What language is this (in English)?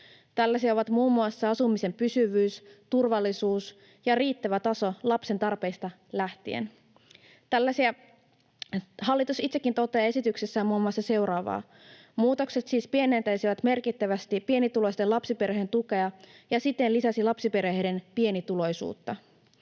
Finnish